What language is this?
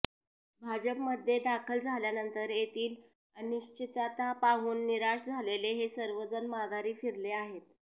Marathi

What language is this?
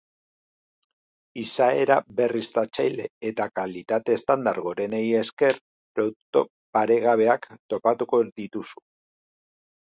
Basque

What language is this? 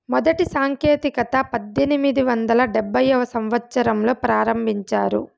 Telugu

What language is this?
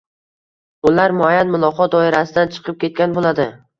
Uzbek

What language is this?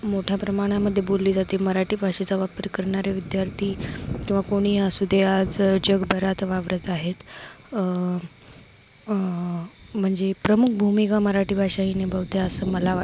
Marathi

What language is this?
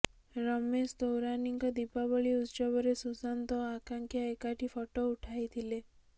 Odia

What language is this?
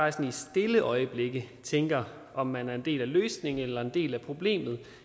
Danish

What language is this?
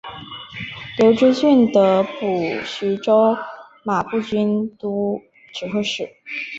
Chinese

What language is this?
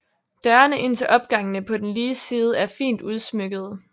Danish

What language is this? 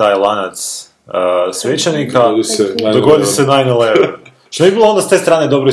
Croatian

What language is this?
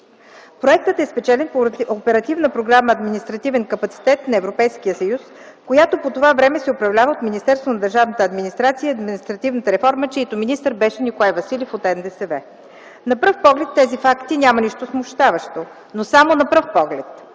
Bulgarian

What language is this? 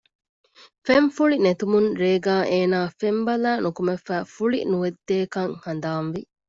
Divehi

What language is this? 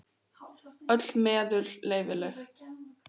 Icelandic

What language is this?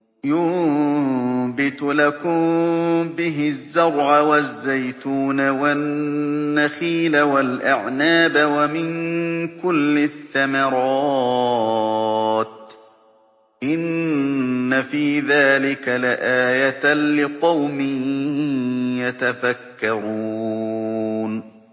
Arabic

